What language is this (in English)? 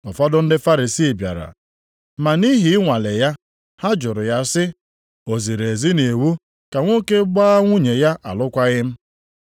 Igbo